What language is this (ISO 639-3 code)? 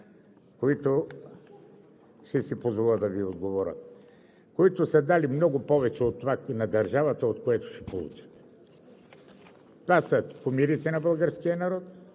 bul